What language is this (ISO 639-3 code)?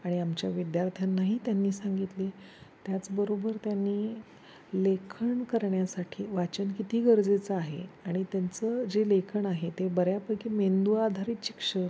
mar